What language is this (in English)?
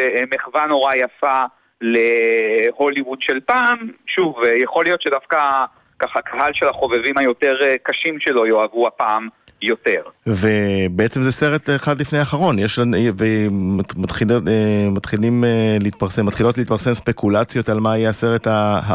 Hebrew